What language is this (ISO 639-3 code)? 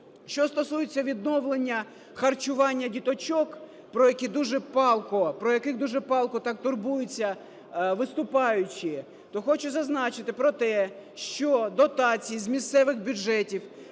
ukr